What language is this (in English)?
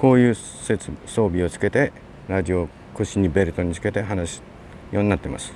Japanese